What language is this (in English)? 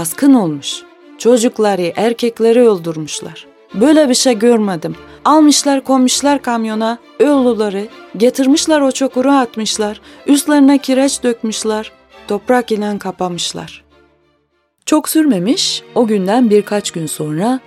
Turkish